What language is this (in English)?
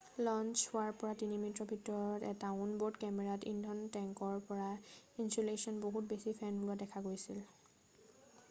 Assamese